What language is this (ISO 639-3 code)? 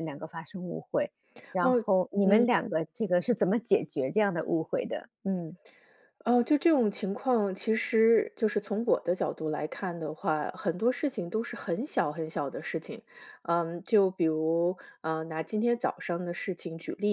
zho